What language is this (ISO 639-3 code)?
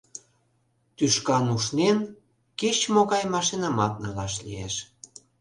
chm